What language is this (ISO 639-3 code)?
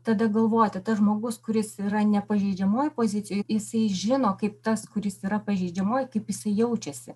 lit